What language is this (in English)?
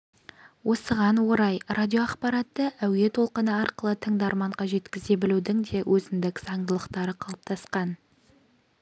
Kazakh